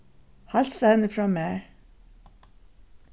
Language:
Faroese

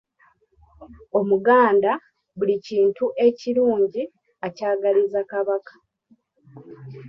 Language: Ganda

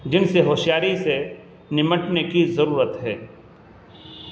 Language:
Urdu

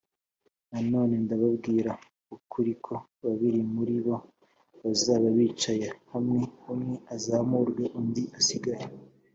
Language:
Kinyarwanda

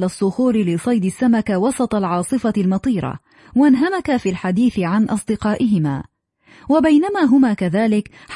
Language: Arabic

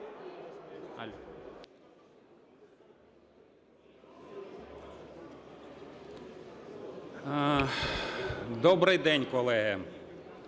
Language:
Ukrainian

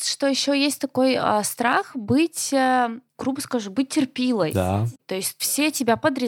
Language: Russian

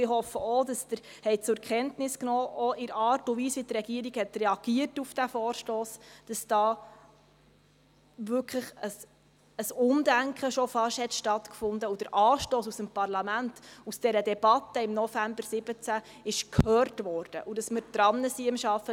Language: Swiss German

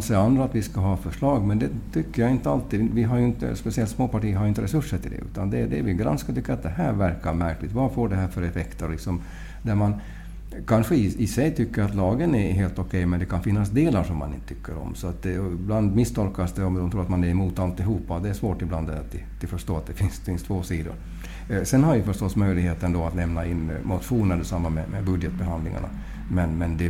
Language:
Swedish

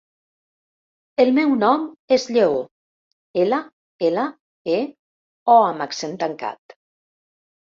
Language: Catalan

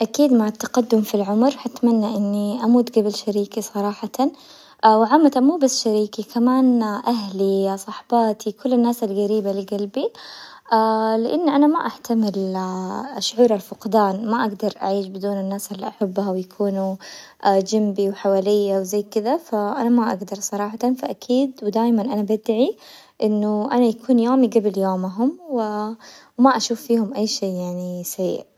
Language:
Hijazi Arabic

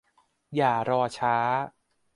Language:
Thai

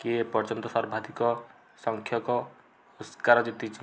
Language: Odia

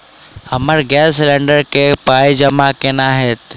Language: Maithili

